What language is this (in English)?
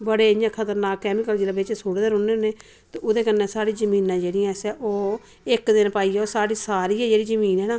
Dogri